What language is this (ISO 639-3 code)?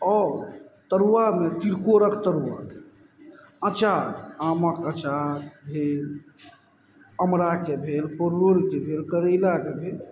mai